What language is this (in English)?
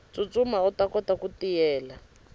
Tsonga